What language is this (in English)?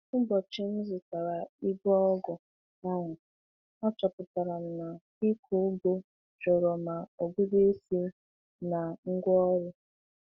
Igbo